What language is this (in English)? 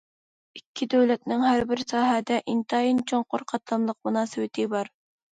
Uyghur